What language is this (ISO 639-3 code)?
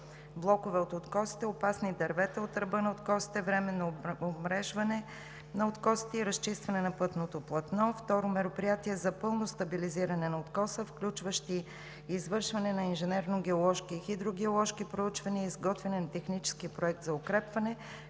bul